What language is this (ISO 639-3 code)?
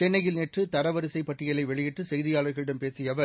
tam